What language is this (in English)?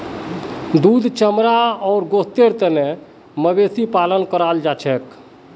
Magahi